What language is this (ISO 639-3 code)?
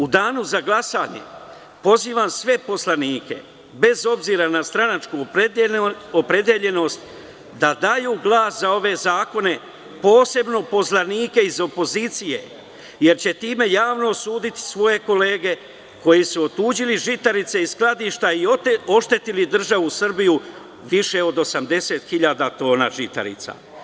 srp